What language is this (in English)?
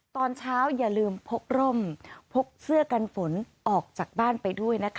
Thai